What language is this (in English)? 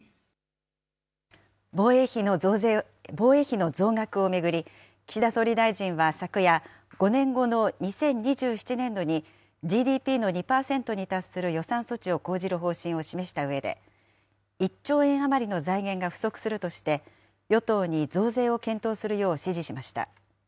Japanese